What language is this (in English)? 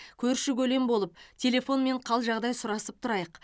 Kazakh